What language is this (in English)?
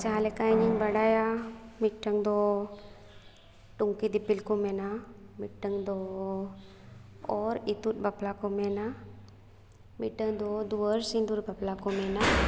Santali